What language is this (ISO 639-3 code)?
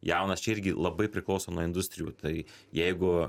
lit